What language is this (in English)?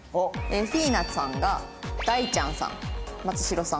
Japanese